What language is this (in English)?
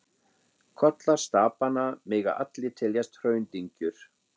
Icelandic